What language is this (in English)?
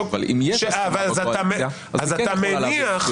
Hebrew